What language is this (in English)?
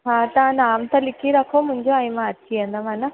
Sindhi